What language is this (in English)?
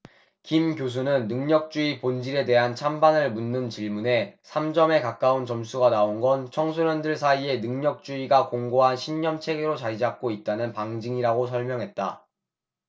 Korean